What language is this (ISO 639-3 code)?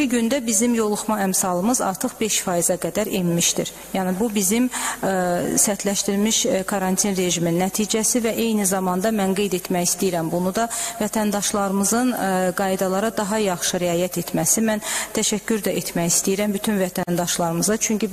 tur